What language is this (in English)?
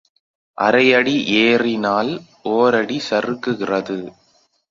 Tamil